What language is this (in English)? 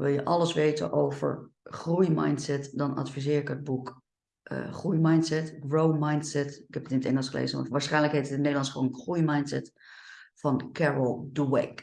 Dutch